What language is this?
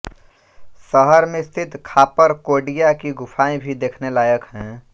Hindi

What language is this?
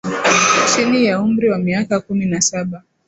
Swahili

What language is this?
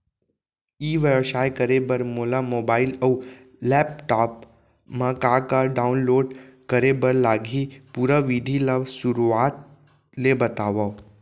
Chhattisgarhi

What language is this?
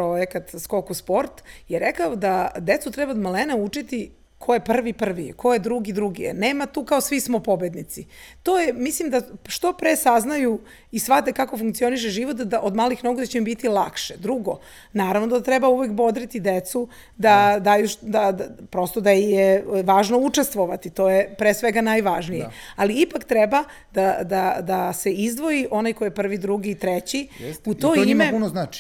Croatian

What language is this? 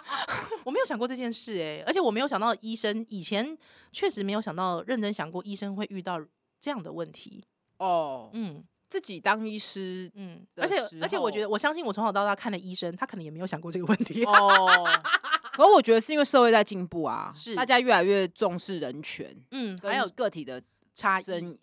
Chinese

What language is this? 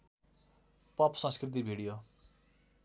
Nepali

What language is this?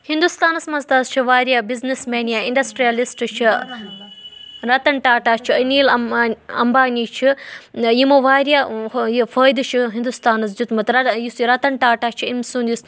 Kashmiri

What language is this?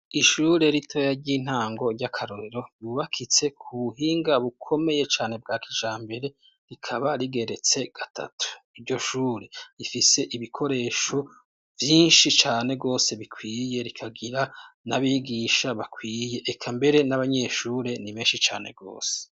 Rundi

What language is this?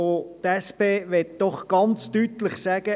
Swiss German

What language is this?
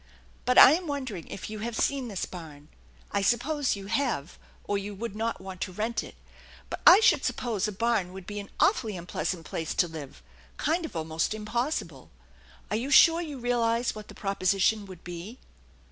English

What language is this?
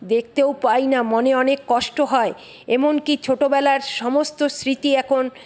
Bangla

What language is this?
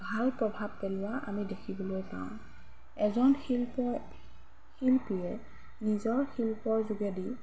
Assamese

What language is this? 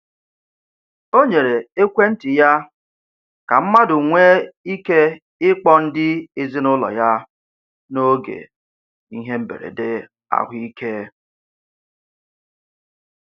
Igbo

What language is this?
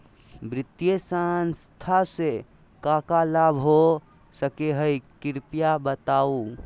Magahi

